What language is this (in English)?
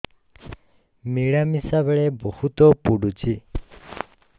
Odia